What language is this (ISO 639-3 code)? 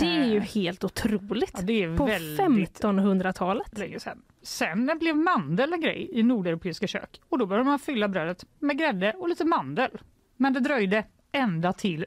swe